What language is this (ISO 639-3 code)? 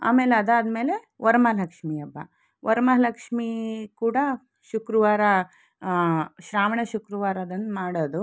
kan